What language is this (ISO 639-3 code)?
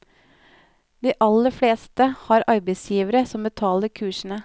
nor